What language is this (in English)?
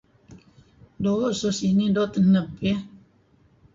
Kelabit